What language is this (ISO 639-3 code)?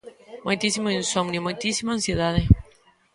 glg